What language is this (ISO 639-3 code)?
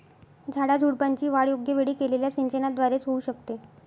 mar